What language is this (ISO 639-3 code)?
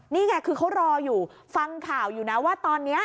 tha